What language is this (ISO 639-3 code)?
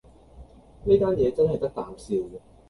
yue